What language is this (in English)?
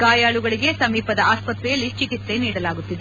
Kannada